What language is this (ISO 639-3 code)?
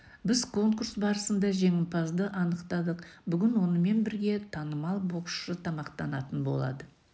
kaz